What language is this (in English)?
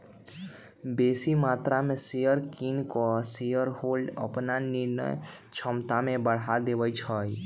Magahi